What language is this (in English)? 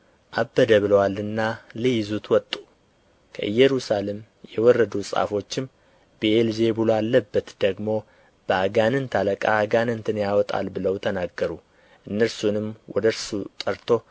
Amharic